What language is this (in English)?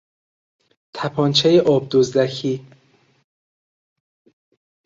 Persian